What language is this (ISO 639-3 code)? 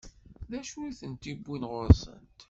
kab